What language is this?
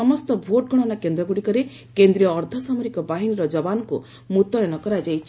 Odia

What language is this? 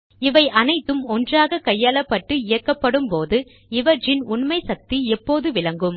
Tamil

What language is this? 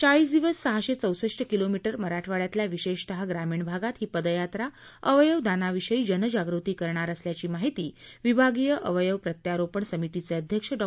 Marathi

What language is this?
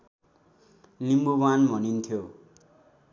Nepali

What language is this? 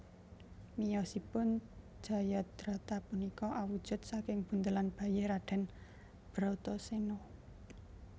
Javanese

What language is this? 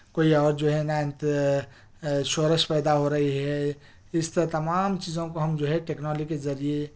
Urdu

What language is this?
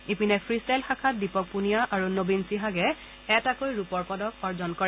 Assamese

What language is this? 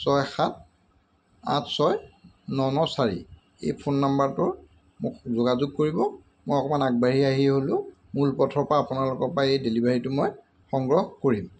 Assamese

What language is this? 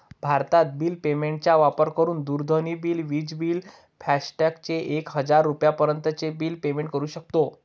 Marathi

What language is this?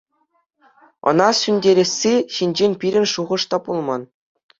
Chuvash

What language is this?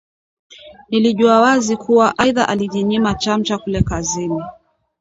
Swahili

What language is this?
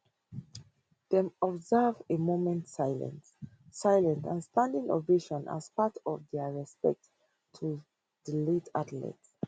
Nigerian Pidgin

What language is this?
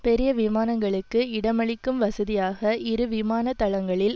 Tamil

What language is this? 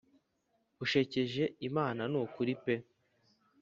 Kinyarwanda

